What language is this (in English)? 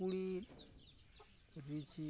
Santali